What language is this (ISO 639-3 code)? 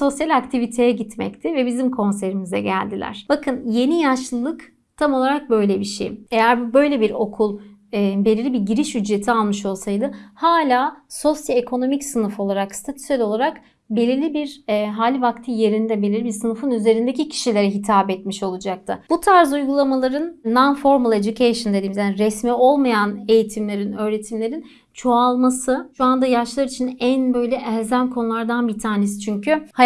tur